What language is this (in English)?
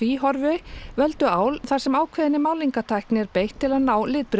Icelandic